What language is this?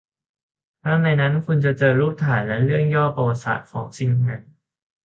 Thai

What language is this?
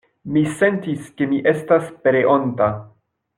Esperanto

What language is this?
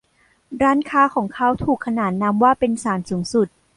Thai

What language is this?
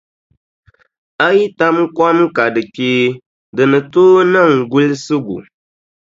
Dagbani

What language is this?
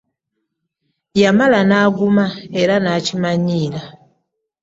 Ganda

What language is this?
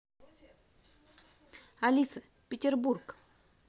Russian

